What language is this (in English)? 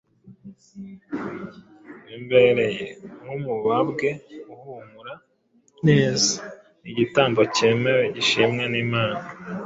Kinyarwanda